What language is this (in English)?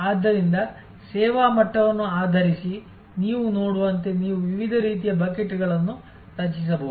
Kannada